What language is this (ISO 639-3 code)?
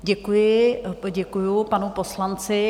ces